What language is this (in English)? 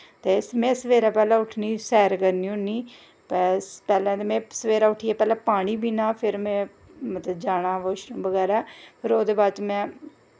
Dogri